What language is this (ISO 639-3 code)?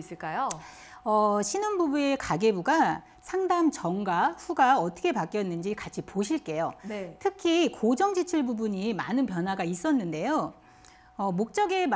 kor